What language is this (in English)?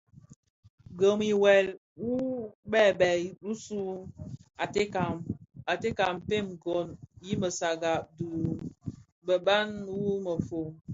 Bafia